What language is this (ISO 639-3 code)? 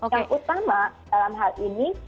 ind